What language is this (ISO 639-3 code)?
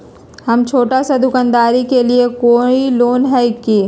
mag